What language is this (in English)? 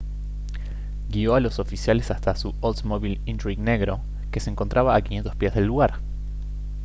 Spanish